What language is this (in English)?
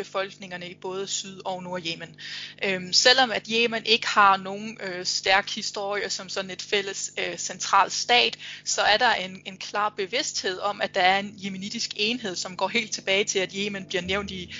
Danish